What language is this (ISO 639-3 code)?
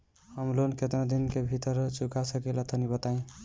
bho